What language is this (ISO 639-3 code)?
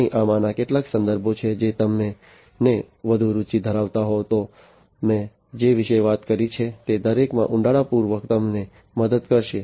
guj